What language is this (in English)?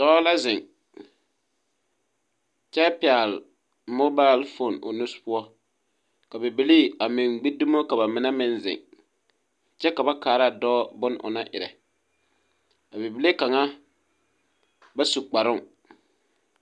Southern Dagaare